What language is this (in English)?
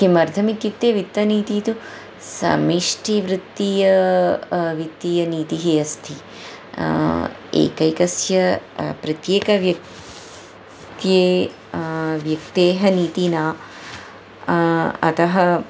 Sanskrit